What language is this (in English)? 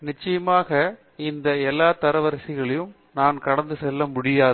Tamil